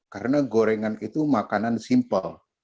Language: Indonesian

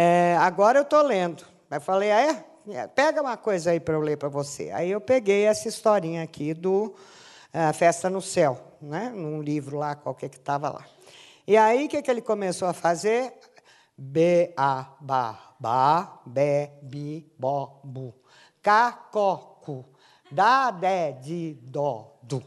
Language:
Portuguese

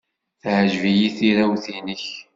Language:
Kabyle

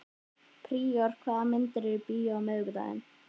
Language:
Icelandic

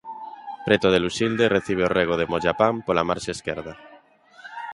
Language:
Galician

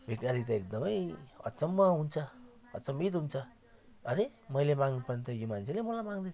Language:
Nepali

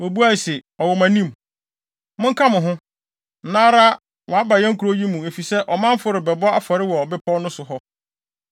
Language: Akan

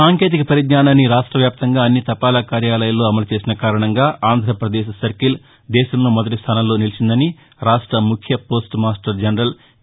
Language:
Telugu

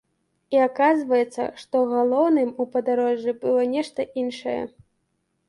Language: Belarusian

